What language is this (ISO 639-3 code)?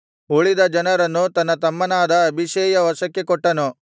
kan